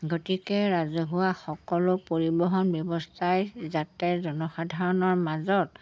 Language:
Assamese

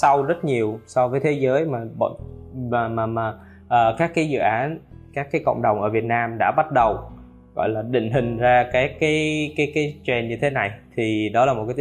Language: Vietnamese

